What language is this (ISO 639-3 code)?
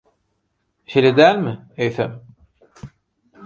tuk